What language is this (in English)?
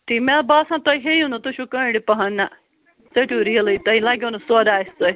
Kashmiri